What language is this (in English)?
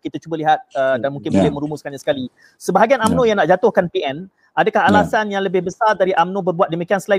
Malay